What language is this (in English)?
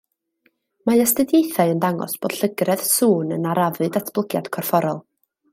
Welsh